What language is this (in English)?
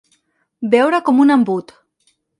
Catalan